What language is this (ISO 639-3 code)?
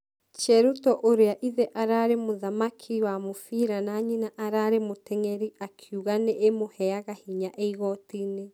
kik